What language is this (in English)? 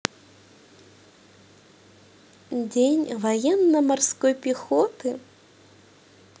Russian